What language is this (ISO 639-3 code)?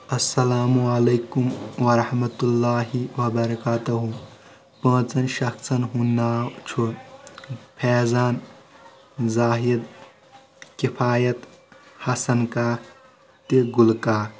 kas